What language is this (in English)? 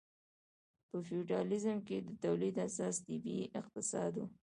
Pashto